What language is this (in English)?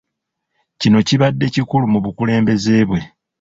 Ganda